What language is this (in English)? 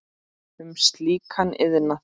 Icelandic